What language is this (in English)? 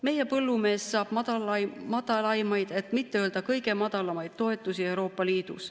Estonian